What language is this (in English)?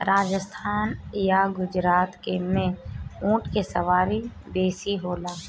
Bhojpuri